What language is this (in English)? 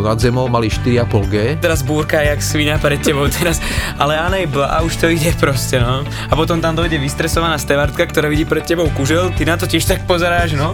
Slovak